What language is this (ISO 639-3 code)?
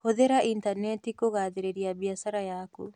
kik